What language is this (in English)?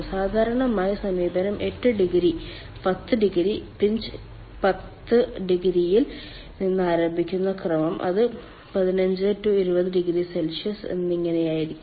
Malayalam